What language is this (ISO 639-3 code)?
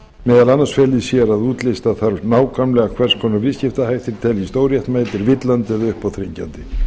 isl